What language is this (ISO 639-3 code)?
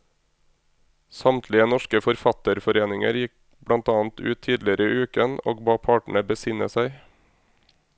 nor